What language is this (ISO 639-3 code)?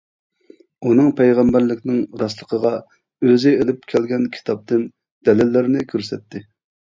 uig